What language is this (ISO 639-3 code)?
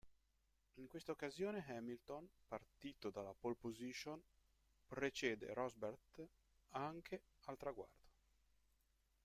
ita